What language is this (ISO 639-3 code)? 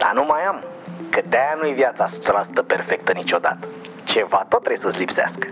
ron